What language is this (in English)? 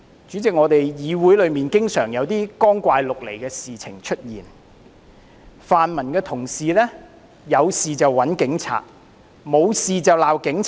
Cantonese